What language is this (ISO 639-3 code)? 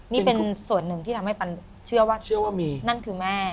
tha